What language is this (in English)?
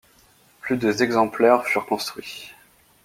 French